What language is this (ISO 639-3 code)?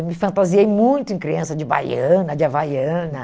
por